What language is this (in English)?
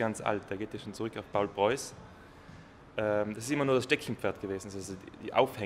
German